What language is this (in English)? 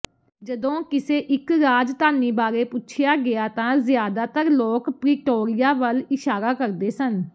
Punjabi